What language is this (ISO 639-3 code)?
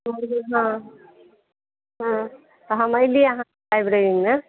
mai